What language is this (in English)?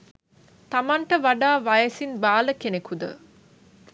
Sinhala